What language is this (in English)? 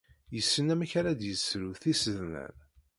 Kabyle